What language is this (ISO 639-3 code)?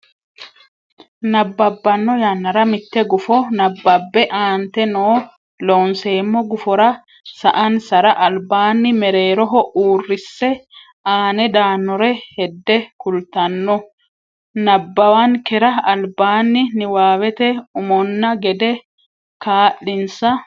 sid